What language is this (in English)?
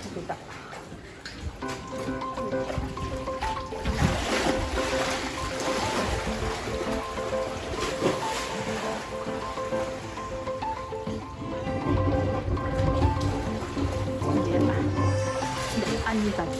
Japanese